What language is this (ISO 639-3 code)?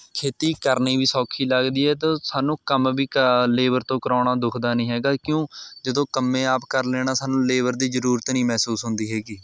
pan